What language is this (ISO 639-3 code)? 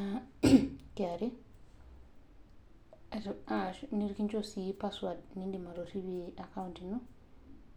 mas